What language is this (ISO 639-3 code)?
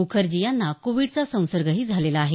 mar